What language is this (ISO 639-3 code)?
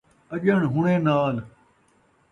skr